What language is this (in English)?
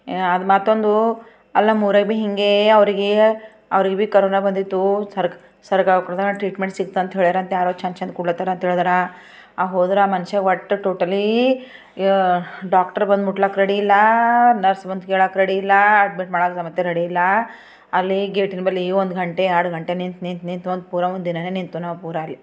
Kannada